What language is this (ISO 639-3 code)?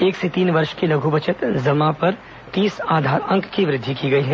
hin